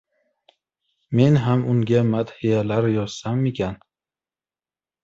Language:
Uzbek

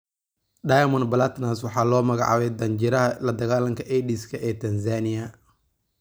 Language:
Somali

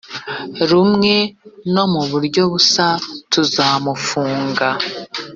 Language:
Kinyarwanda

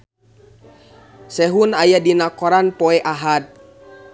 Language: Sundanese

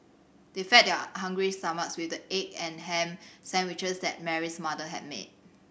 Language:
English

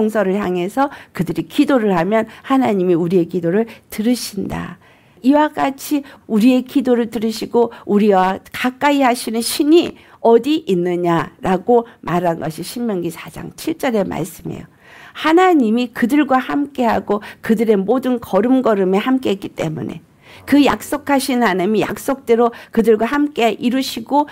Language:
Korean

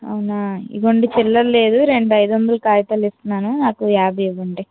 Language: Telugu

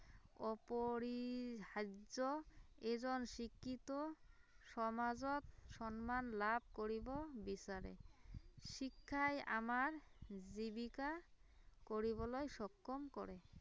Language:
Assamese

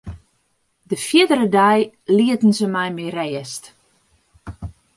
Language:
Western Frisian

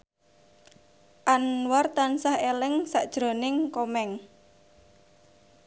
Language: Javanese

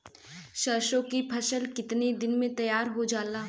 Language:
Bhojpuri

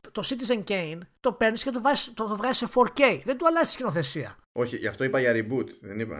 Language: Greek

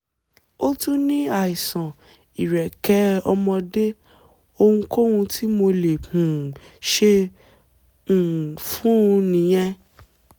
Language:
Yoruba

